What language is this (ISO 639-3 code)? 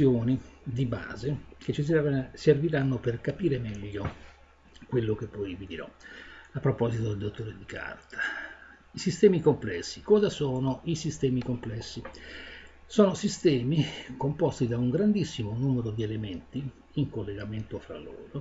ita